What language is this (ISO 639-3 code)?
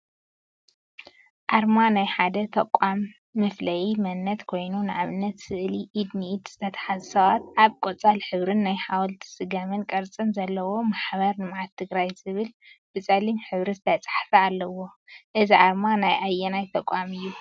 tir